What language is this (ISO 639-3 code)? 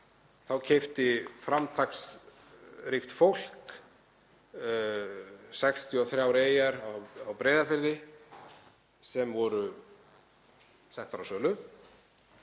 isl